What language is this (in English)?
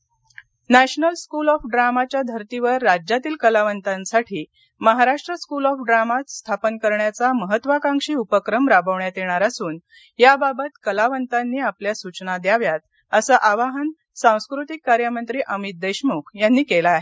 Marathi